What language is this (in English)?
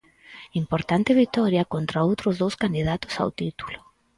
Galician